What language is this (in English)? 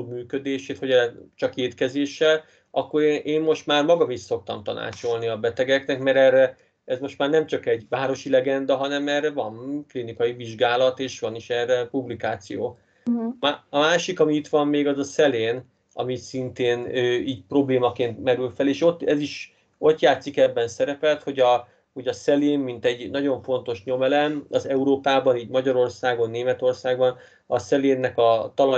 Hungarian